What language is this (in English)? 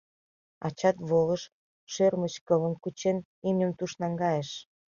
Mari